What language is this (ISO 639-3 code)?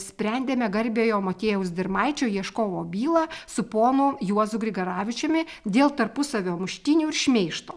lit